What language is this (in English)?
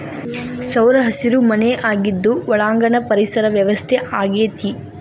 Kannada